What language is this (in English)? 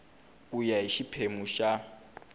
Tsonga